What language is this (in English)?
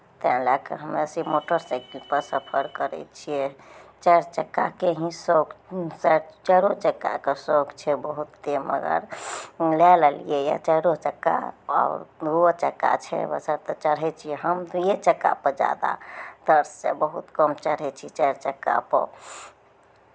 Maithili